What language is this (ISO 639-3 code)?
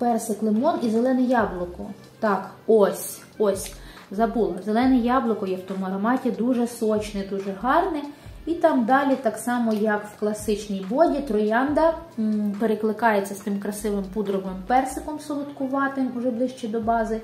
ukr